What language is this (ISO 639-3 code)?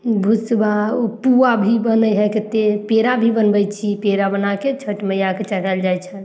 mai